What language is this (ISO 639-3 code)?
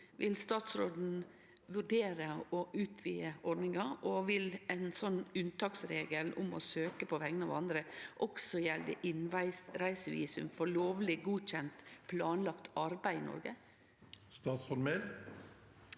nor